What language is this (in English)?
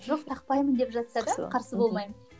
Kazakh